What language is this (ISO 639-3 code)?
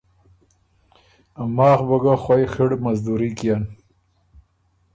oru